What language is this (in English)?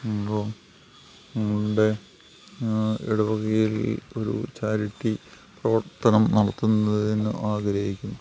Malayalam